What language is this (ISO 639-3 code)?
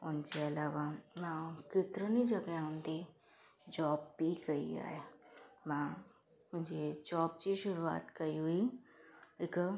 snd